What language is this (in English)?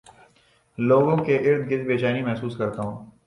Urdu